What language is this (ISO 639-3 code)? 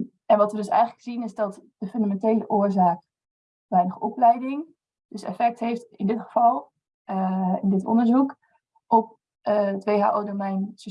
nld